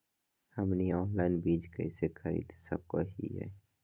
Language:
Magahi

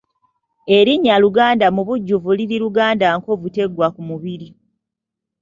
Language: Ganda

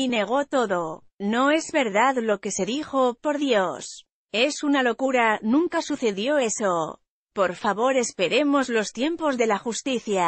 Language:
Spanish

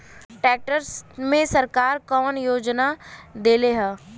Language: Bhojpuri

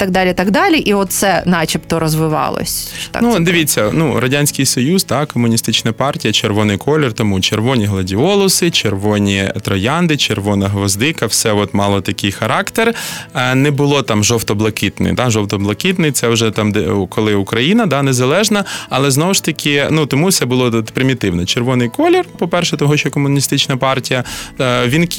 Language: Ukrainian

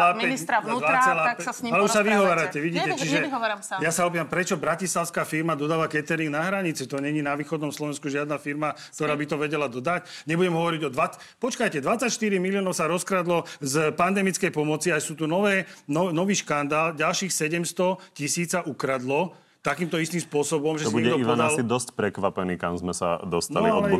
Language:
Slovak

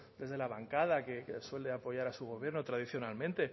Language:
Spanish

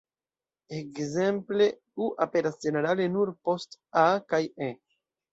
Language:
Esperanto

